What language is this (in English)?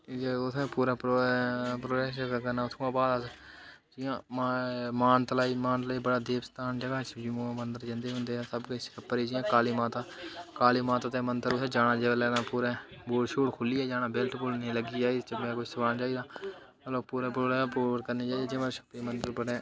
Dogri